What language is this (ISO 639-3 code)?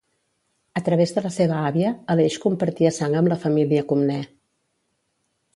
cat